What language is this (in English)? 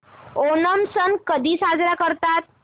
Marathi